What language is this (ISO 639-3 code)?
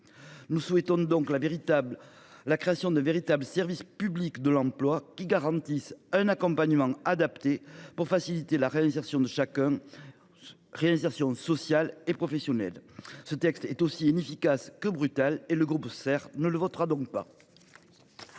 fra